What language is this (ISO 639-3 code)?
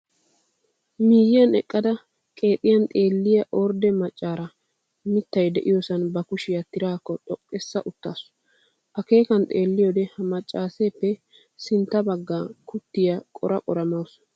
wal